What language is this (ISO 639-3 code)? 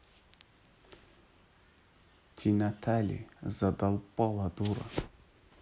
rus